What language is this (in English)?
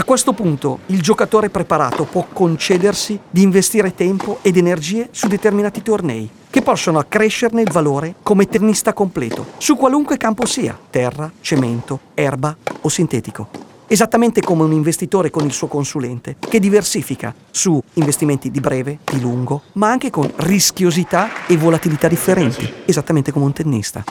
Italian